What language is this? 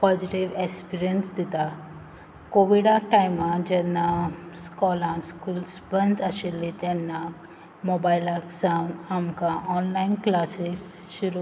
Konkani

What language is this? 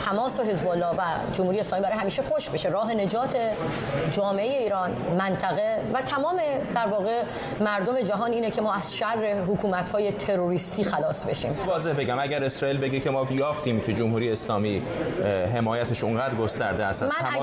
Persian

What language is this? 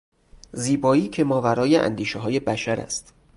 Persian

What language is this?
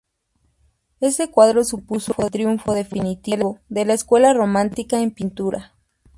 Spanish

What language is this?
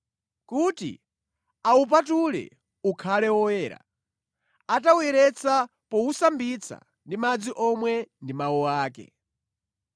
Nyanja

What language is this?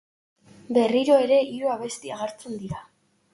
Basque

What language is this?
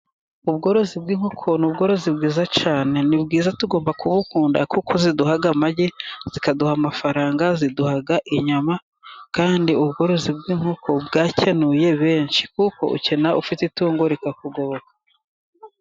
Kinyarwanda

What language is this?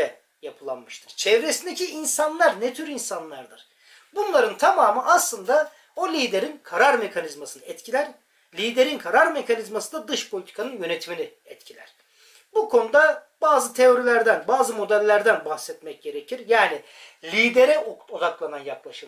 Turkish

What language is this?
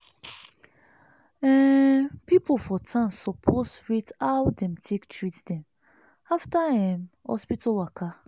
Nigerian Pidgin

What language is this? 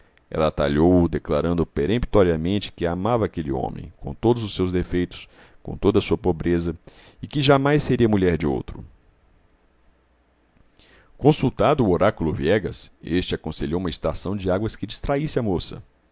Portuguese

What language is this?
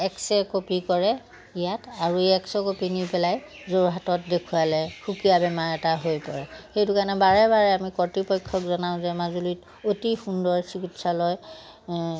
Assamese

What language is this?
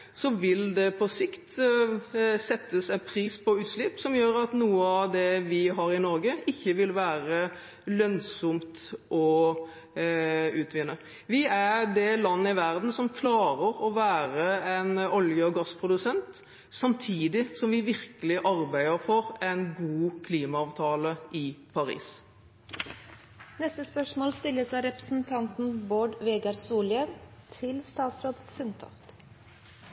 Norwegian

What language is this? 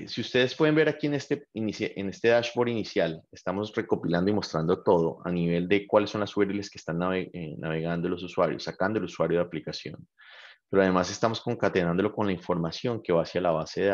Spanish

